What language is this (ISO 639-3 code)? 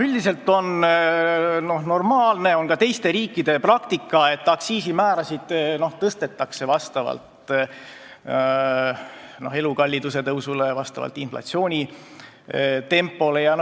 est